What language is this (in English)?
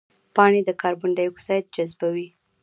Pashto